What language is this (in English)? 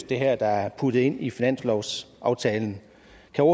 Danish